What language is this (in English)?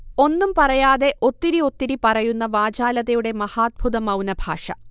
Malayalam